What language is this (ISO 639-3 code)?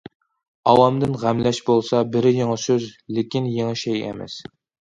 uig